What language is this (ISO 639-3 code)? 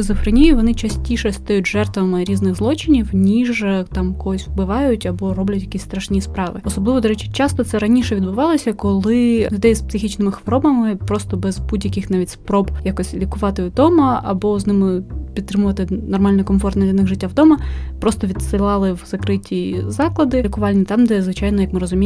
ukr